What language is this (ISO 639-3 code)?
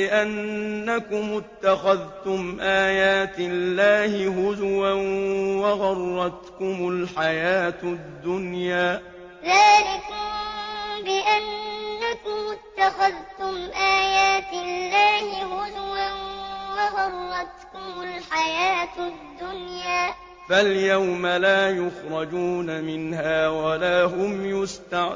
ara